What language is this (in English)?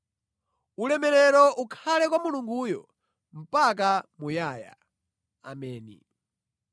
Nyanja